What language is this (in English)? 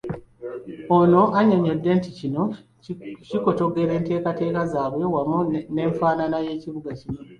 Ganda